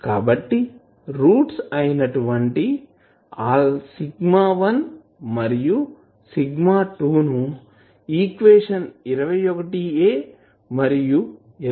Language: Telugu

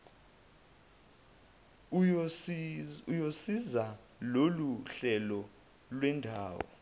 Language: Zulu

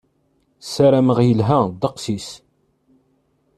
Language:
Kabyle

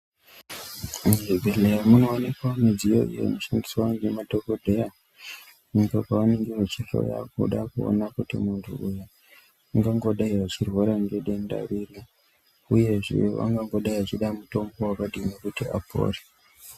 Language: Ndau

